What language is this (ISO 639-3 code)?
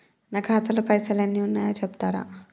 tel